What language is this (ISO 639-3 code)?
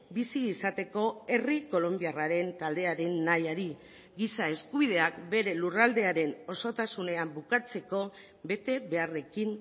eus